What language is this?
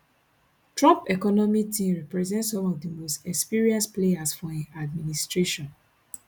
Nigerian Pidgin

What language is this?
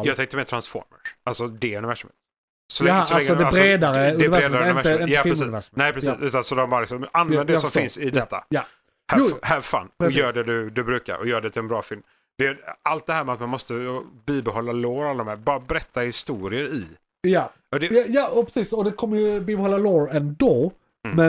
Swedish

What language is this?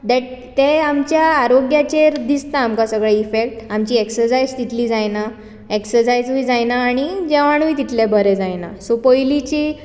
Konkani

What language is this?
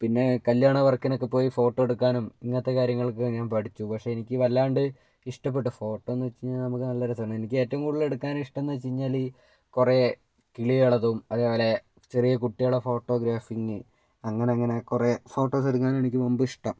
Malayalam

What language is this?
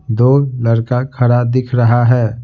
Hindi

